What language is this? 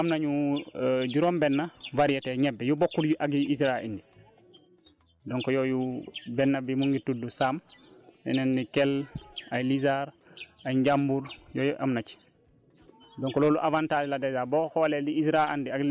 Wolof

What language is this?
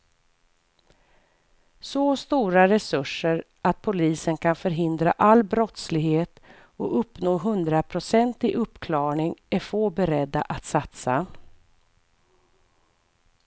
Swedish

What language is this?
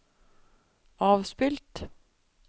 Norwegian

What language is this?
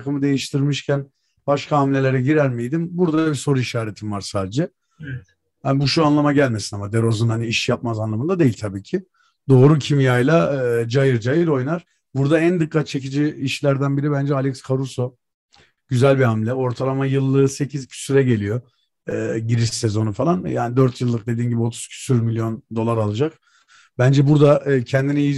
Turkish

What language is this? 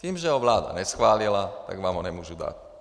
Czech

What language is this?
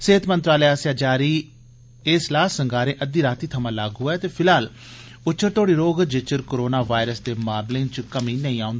Dogri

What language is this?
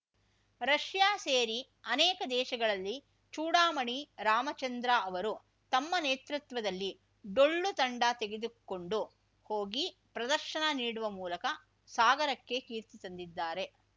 Kannada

